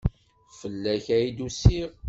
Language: Kabyle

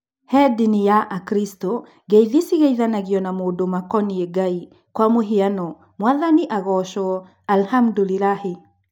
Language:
Kikuyu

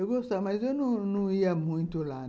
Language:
Portuguese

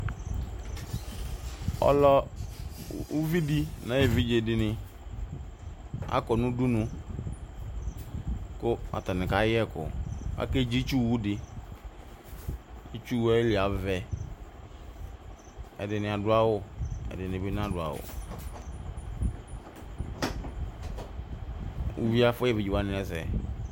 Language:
Ikposo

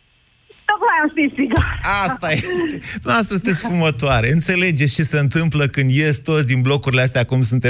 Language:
Romanian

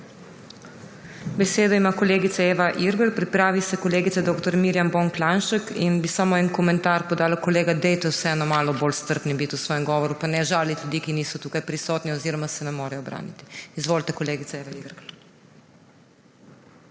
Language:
Slovenian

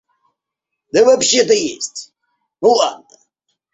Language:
Russian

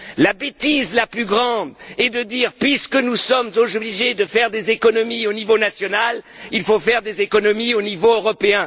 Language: French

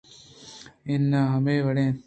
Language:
Eastern Balochi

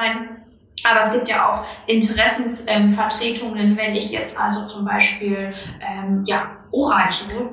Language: German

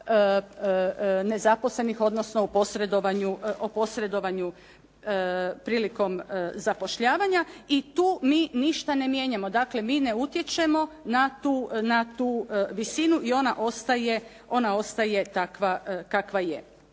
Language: Croatian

